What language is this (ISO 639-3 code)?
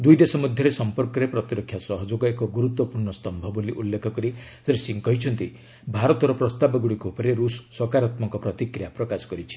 ori